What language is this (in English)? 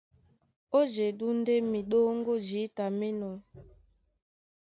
Duala